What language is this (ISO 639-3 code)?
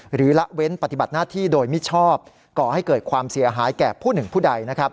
tha